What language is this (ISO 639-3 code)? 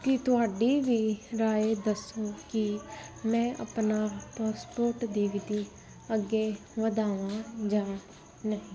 pan